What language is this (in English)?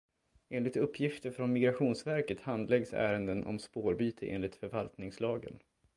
Swedish